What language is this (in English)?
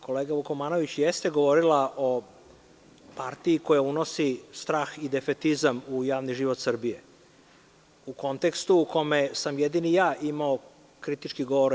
Serbian